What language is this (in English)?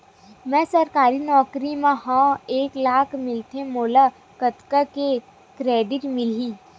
Chhattisgarhi